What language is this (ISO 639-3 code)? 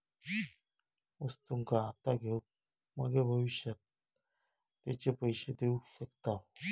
mar